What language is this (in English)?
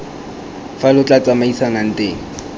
Tswana